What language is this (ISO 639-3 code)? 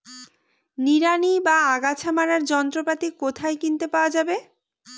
ben